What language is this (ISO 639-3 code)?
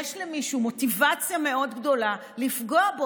heb